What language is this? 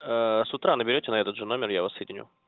Russian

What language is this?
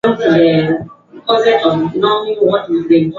Swahili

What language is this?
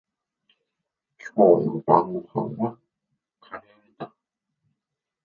Japanese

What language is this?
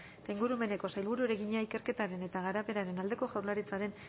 Basque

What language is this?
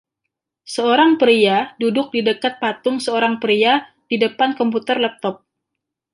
Indonesian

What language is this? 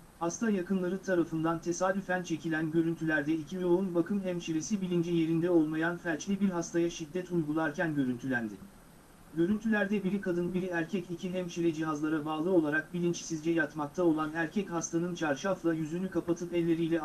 Turkish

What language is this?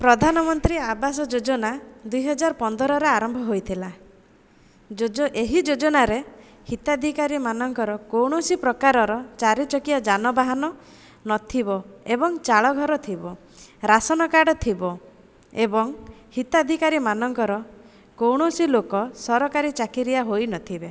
Odia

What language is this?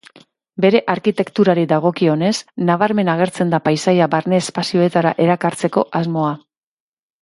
Basque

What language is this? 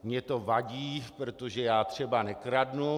Czech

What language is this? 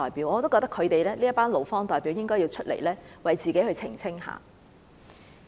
Cantonese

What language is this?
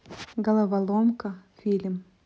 Russian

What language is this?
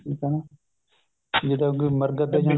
Punjabi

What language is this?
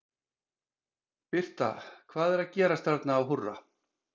Icelandic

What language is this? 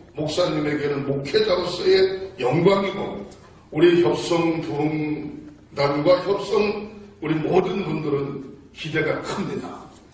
Korean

